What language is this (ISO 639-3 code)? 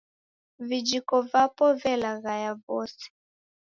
dav